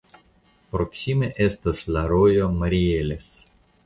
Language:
Esperanto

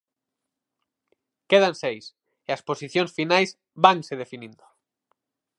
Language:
Galician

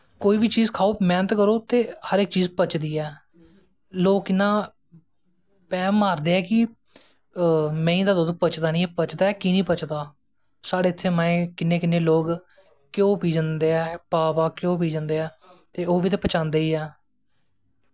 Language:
Dogri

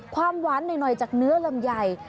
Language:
Thai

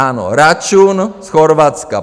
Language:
Czech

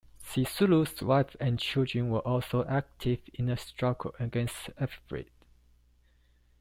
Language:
English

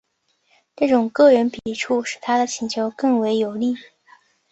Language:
Chinese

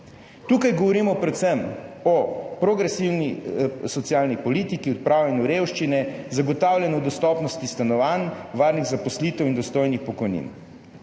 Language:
Slovenian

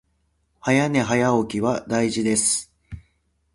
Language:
Japanese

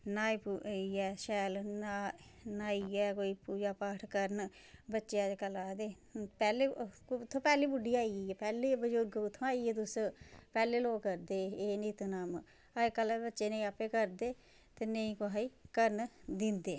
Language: Dogri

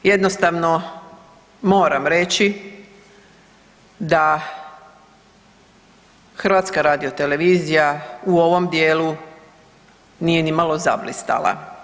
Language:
Croatian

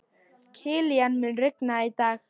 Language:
Icelandic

